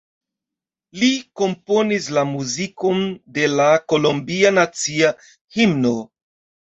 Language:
Esperanto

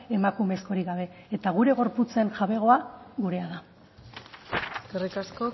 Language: Basque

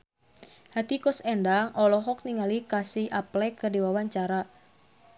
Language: Sundanese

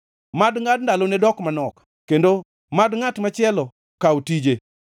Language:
Luo (Kenya and Tanzania)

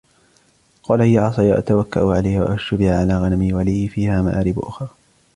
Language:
Arabic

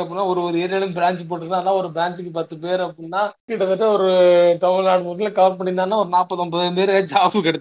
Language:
Tamil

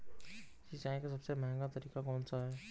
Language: Hindi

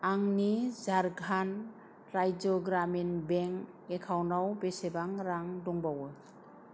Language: Bodo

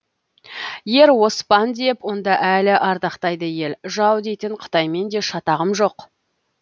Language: Kazakh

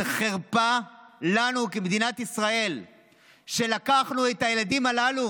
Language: Hebrew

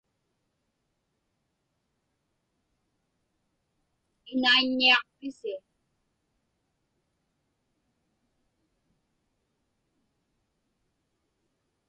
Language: Inupiaq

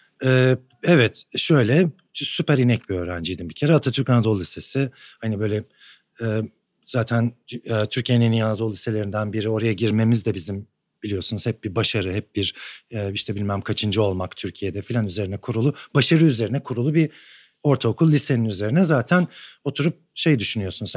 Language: Turkish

